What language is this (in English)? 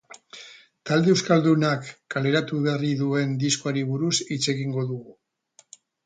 Basque